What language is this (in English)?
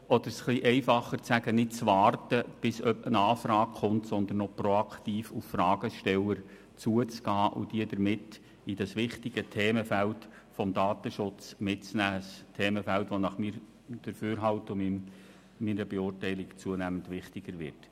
Swiss German